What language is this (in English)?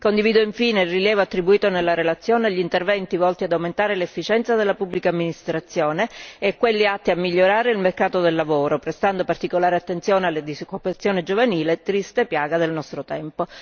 Italian